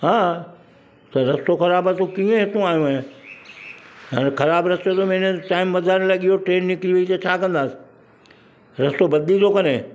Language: Sindhi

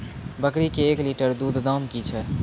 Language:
Maithili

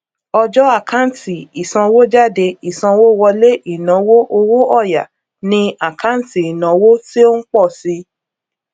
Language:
Yoruba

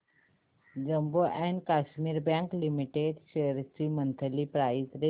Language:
Marathi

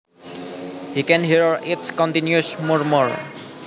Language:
Javanese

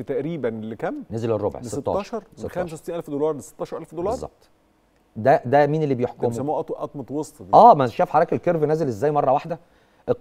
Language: Arabic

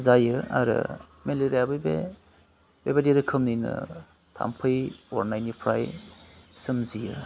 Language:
Bodo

